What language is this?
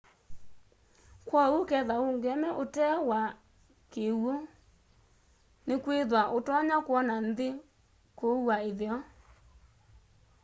Kamba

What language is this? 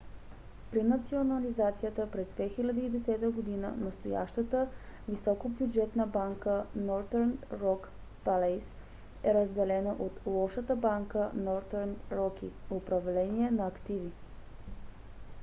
Bulgarian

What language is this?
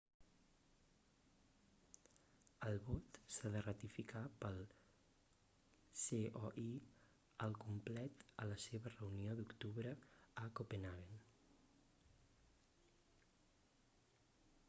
Catalan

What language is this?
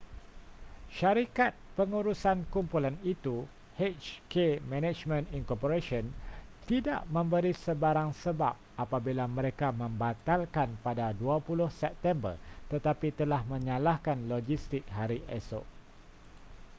Malay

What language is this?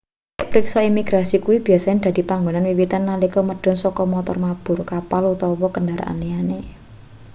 Javanese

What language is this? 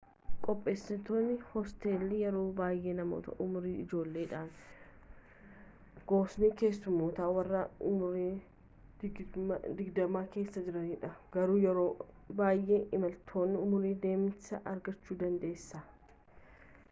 Oromo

